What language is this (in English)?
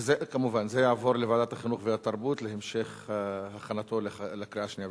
Hebrew